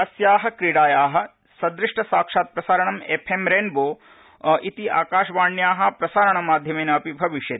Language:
Sanskrit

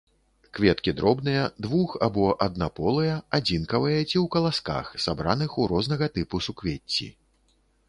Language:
Belarusian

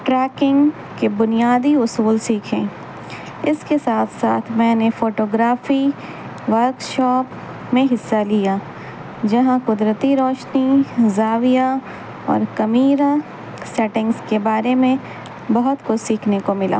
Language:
Urdu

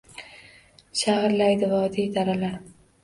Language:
Uzbek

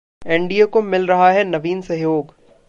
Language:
Hindi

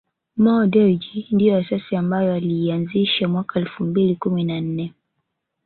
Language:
Swahili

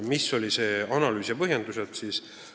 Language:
Estonian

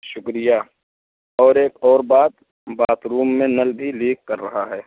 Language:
Urdu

